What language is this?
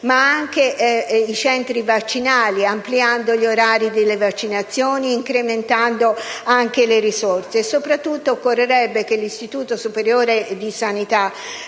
Italian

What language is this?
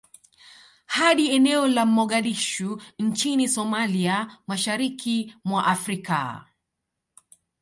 Swahili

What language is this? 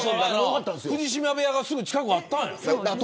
Japanese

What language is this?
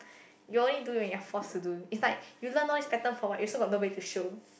English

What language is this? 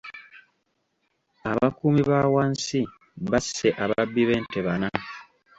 Ganda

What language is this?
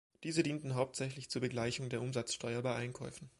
German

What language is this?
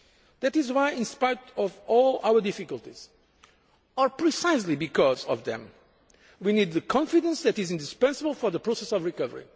English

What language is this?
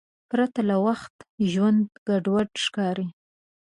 Pashto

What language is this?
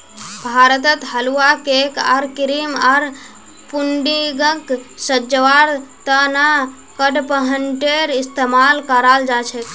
Magahi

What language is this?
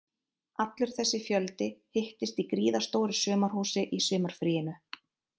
Icelandic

